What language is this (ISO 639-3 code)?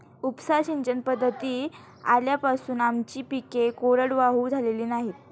mar